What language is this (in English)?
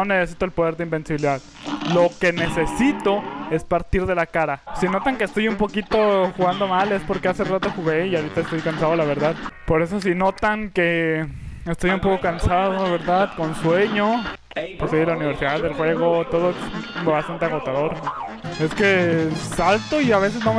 Spanish